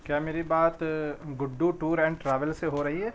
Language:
Urdu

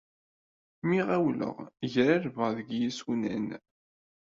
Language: Kabyle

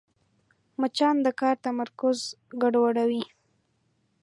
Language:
Pashto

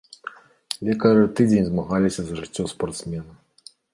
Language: Belarusian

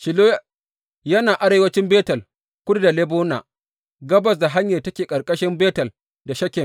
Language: Hausa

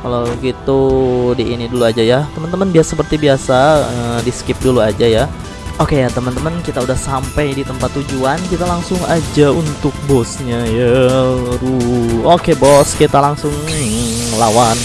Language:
Indonesian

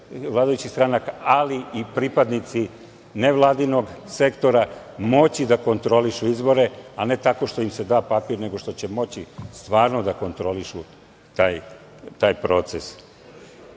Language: Serbian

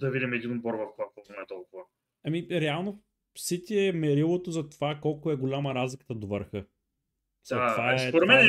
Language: Bulgarian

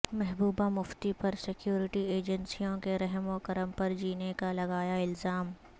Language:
Urdu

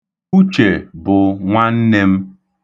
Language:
Igbo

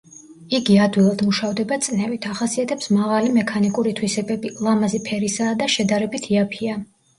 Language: Georgian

